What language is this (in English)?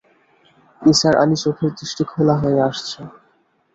Bangla